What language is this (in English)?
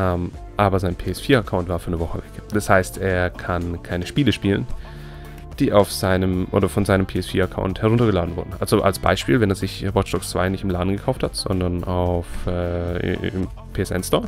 German